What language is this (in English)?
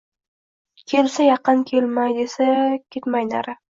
Uzbek